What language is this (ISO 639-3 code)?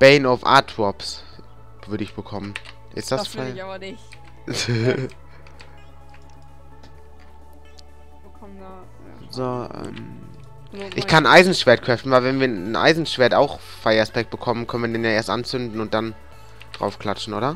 deu